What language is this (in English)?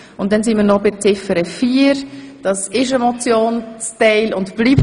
Swiss German